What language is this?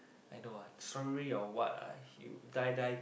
English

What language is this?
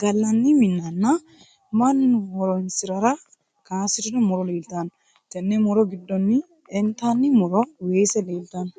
Sidamo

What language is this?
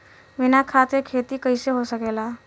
Bhojpuri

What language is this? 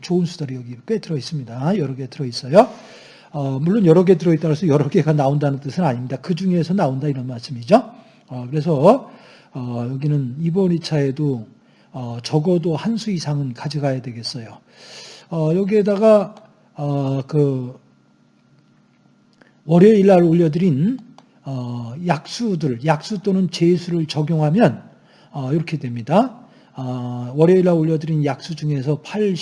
Korean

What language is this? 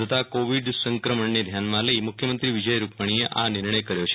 Gujarati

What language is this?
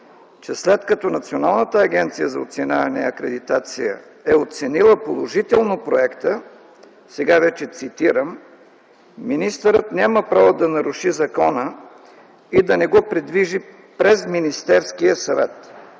Bulgarian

